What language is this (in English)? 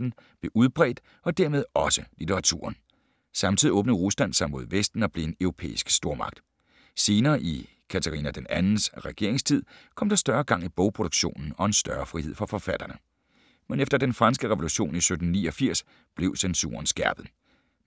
Danish